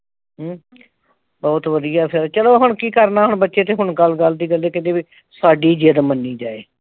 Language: Punjabi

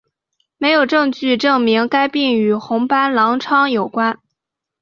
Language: Chinese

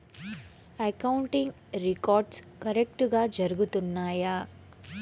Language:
Telugu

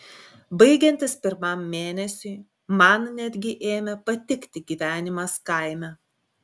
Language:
Lithuanian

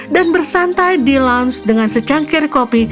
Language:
Indonesian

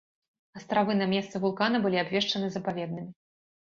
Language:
Belarusian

